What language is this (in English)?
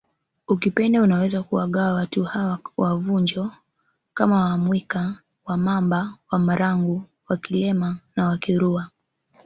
Swahili